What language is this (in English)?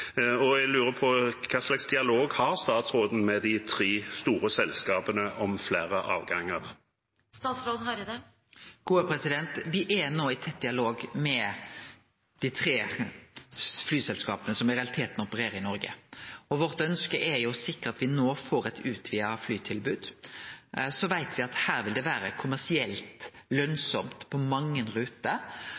Norwegian